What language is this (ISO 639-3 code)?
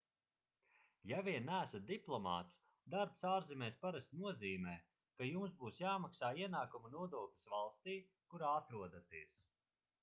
lav